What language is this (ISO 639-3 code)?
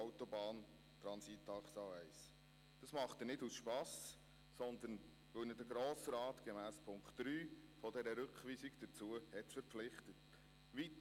gsw